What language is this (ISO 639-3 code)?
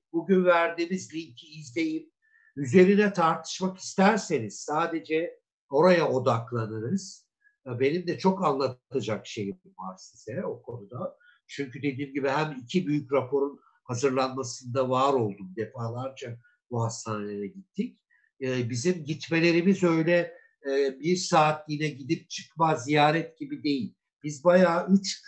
tur